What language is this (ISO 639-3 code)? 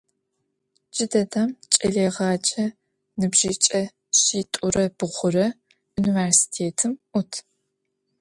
ady